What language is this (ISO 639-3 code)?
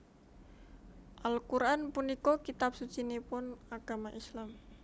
jav